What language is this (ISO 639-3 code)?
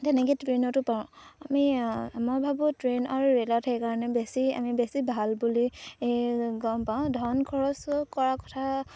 asm